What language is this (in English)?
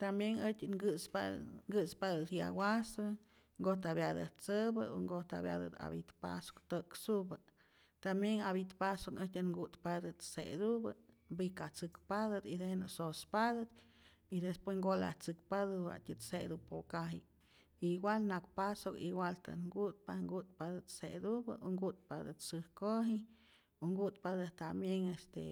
Rayón Zoque